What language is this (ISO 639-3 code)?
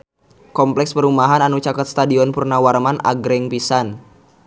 sun